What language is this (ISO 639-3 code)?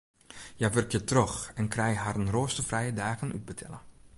fry